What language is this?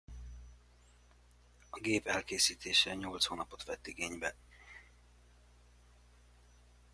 Hungarian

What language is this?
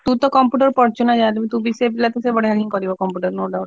Odia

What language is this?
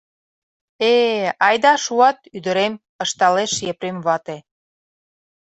Mari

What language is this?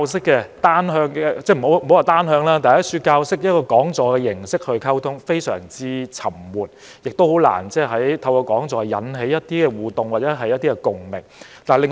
Cantonese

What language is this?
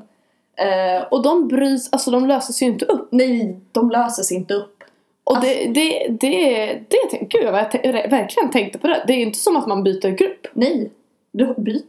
Swedish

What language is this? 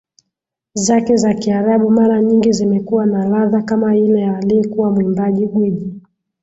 Swahili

